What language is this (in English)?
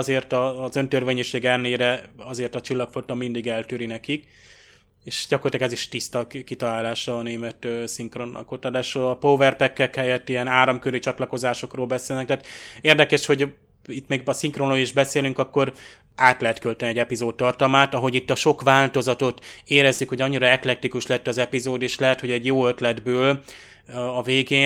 Hungarian